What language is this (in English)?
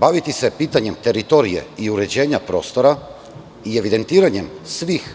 Serbian